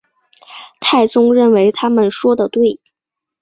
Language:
Chinese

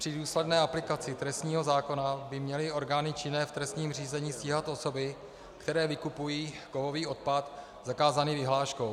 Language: Czech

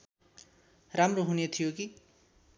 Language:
Nepali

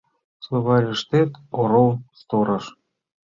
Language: Mari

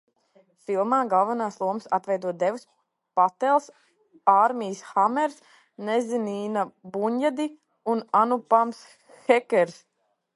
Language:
Latvian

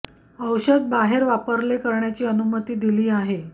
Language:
Marathi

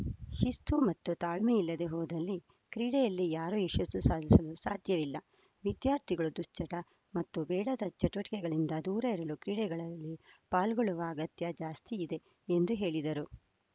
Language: Kannada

